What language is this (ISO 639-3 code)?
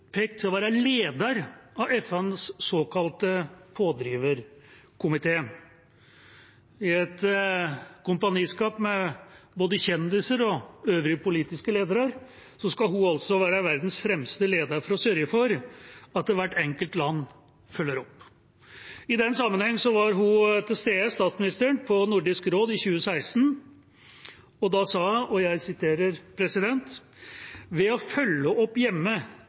nob